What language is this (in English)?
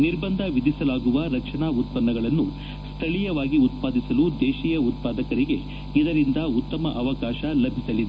Kannada